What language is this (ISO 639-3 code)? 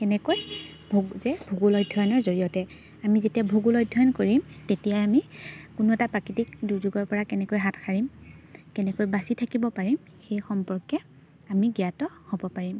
asm